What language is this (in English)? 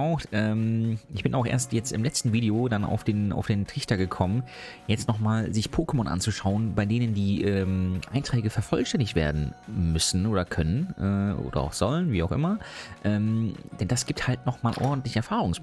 German